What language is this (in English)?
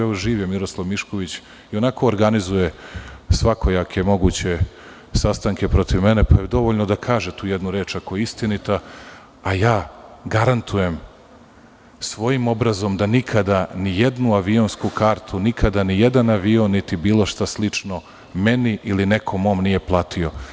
Serbian